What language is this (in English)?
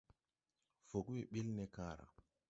Tupuri